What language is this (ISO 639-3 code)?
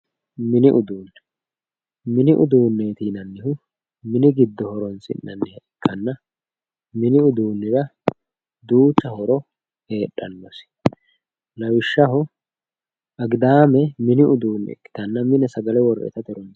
sid